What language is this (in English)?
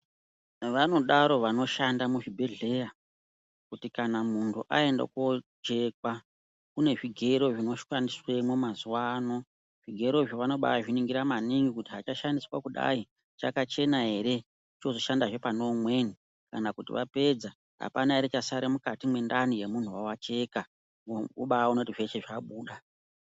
Ndau